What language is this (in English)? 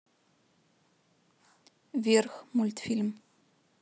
Russian